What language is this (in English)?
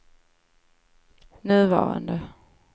Swedish